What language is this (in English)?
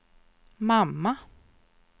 Swedish